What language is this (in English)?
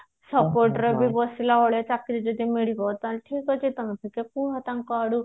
Odia